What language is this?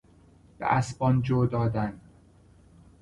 Persian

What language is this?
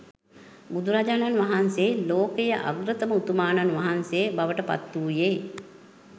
Sinhala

